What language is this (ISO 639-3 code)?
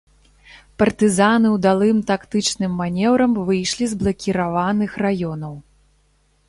bel